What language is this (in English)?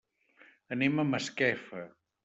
Catalan